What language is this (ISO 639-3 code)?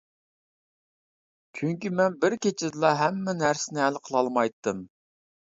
uig